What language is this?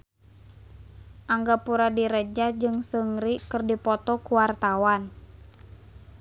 Sundanese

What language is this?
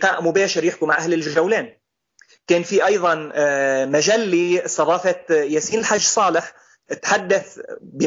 Arabic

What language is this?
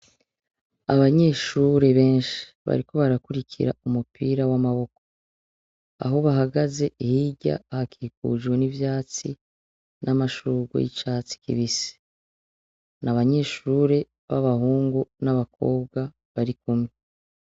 Rundi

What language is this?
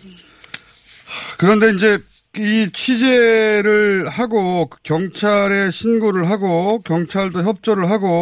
Korean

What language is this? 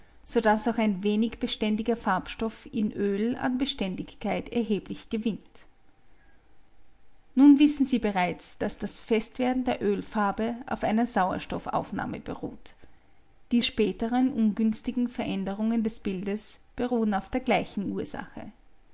German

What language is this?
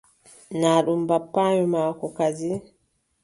Adamawa Fulfulde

